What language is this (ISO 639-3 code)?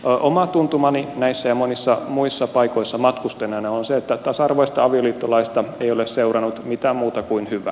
fin